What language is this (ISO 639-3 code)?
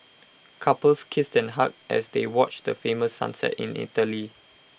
eng